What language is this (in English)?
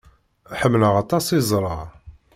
Kabyle